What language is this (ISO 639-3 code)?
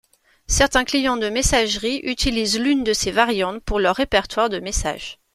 fra